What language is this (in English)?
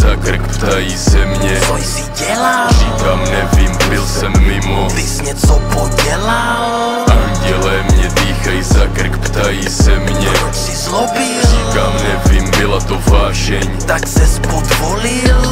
Czech